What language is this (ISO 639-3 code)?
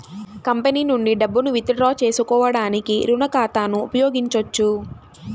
tel